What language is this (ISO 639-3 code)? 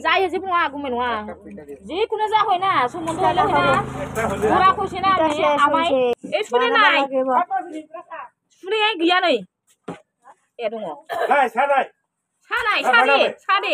tha